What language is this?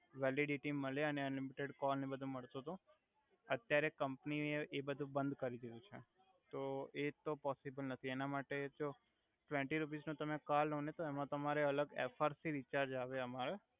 Gujarati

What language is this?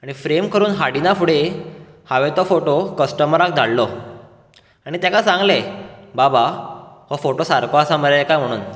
Konkani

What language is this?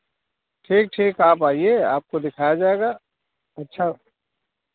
Hindi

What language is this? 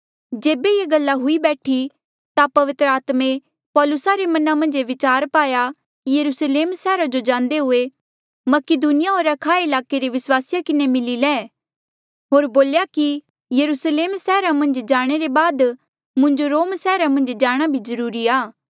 Mandeali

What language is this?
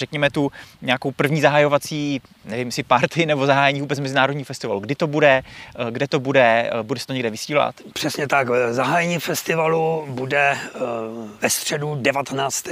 Czech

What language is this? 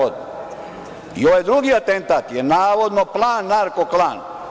Serbian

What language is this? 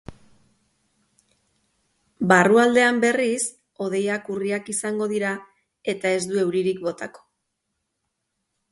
Basque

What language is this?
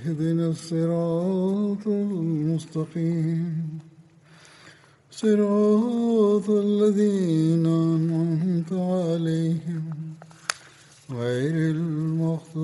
Bulgarian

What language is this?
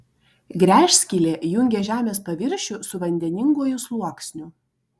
Lithuanian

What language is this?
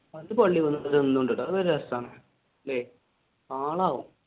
Malayalam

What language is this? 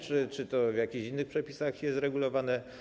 Polish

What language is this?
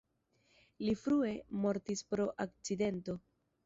Esperanto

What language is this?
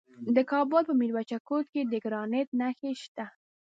Pashto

